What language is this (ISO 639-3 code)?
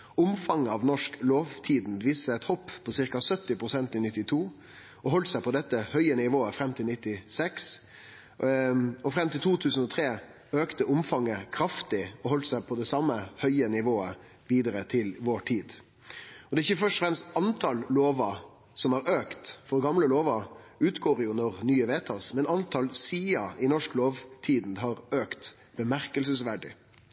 nno